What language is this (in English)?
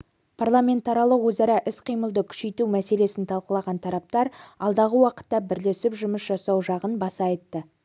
Kazakh